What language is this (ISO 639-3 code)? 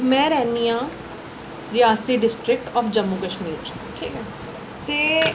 doi